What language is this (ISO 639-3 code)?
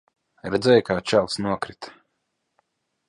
lav